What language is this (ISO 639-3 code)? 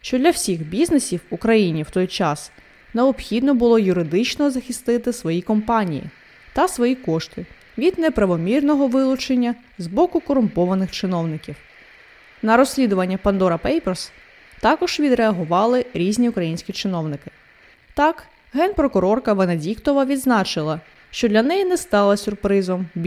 ukr